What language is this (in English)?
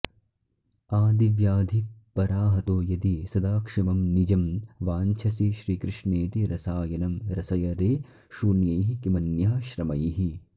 Sanskrit